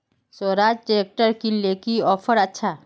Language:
Magahi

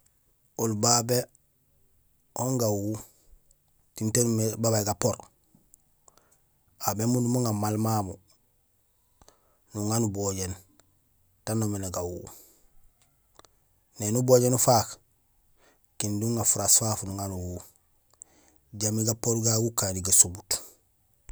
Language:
Gusilay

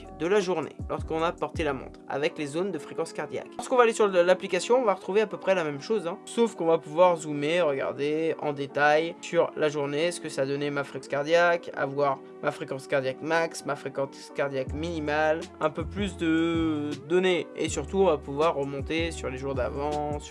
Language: French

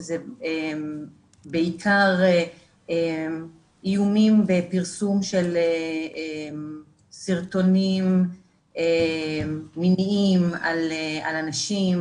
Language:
Hebrew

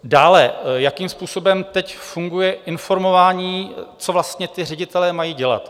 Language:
Czech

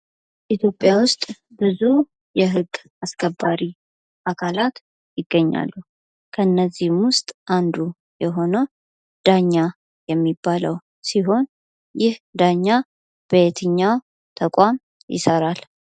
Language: Amharic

